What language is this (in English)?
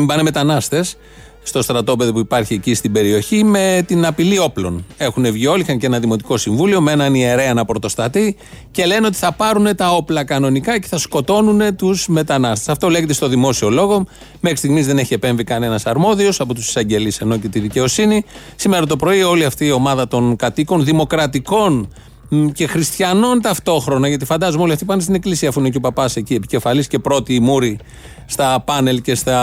Greek